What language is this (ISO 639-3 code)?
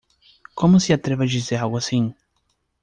por